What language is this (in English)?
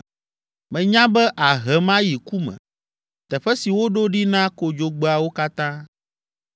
Ewe